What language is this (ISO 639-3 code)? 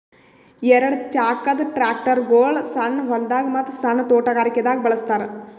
kan